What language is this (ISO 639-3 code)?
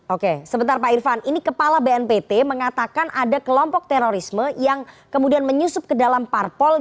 ind